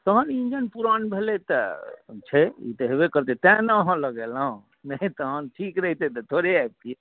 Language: Maithili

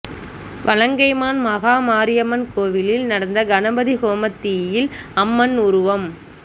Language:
Tamil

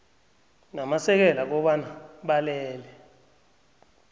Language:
South Ndebele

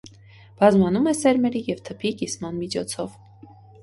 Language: Armenian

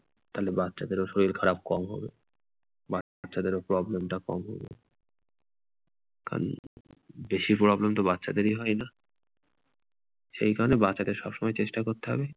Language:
Bangla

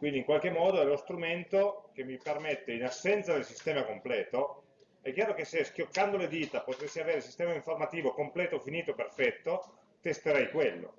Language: Italian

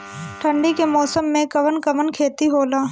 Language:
Bhojpuri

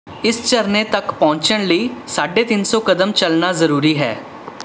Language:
Punjabi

